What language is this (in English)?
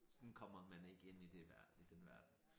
Danish